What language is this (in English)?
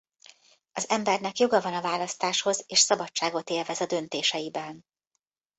Hungarian